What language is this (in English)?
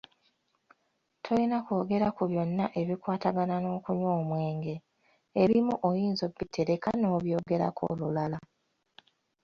Ganda